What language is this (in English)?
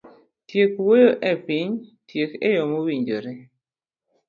Luo (Kenya and Tanzania)